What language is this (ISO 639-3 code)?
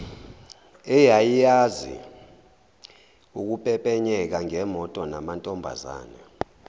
zul